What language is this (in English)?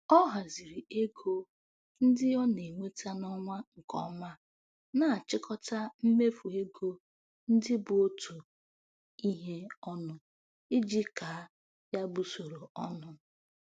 Igbo